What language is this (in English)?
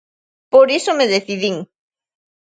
Galician